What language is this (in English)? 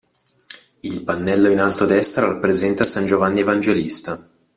Italian